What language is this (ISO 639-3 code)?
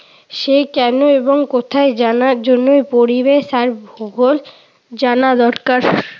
ben